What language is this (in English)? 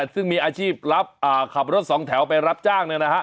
Thai